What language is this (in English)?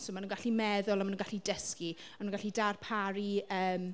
Welsh